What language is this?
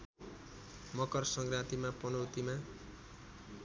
Nepali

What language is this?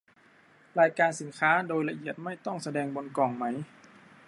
Thai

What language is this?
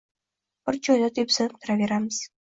Uzbek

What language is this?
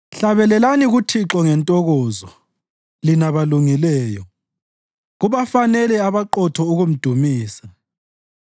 North Ndebele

